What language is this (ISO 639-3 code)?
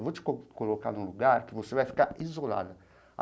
por